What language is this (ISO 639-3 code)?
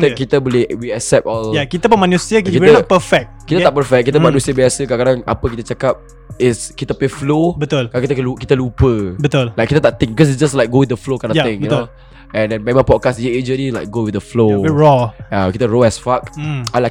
msa